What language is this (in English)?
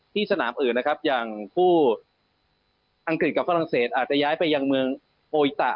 Thai